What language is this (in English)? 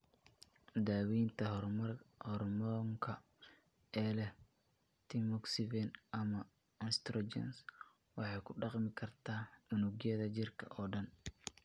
Somali